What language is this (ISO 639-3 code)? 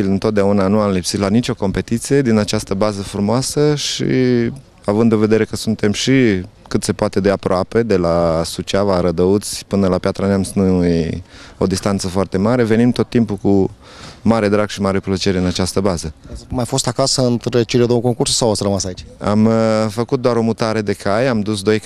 ron